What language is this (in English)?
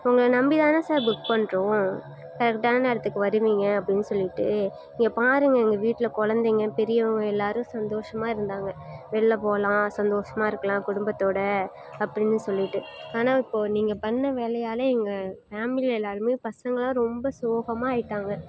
Tamil